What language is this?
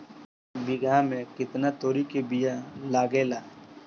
Bhojpuri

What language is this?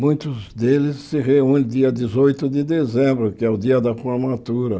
Portuguese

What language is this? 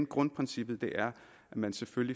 Danish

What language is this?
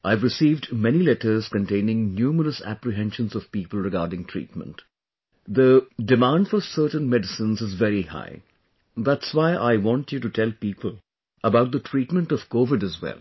English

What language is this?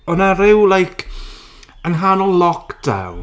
Welsh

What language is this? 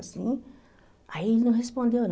Portuguese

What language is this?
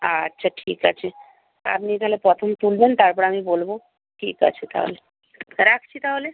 Bangla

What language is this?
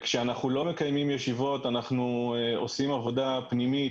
Hebrew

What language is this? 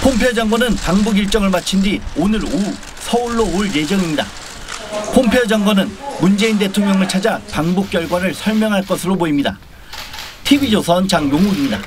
Korean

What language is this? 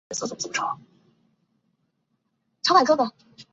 Chinese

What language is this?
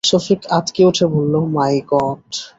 Bangla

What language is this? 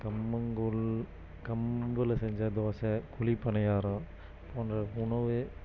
Tamil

